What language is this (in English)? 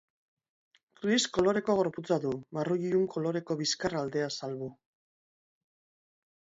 Basque